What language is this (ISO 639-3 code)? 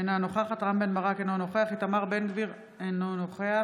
heb